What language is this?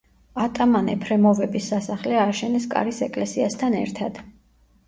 Georgian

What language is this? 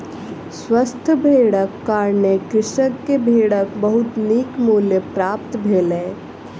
Maithili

